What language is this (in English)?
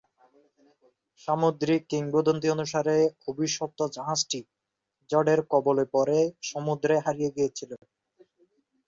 Bangla